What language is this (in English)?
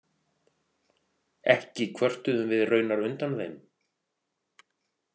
Icelandic